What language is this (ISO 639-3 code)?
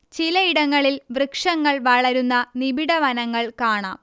mal